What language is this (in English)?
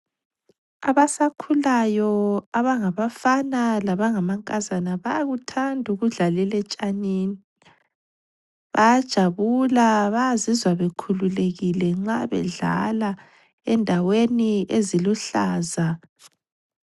North Ndebele